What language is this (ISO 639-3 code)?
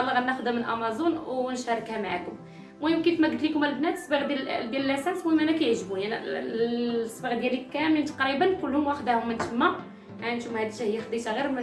ara